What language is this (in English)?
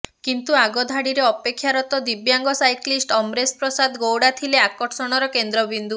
Odia